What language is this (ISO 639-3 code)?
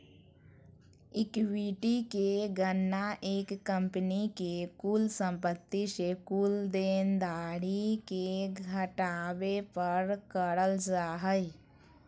mag